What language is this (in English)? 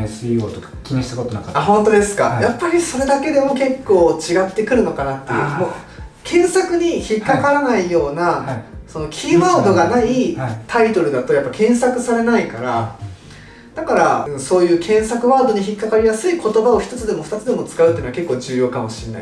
Japanese